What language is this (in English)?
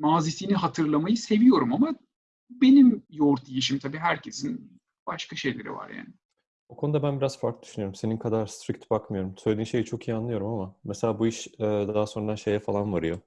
Turkish